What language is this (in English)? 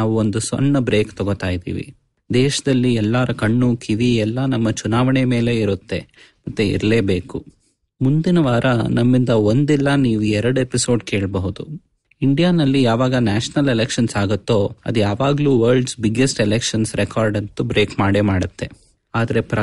Kannada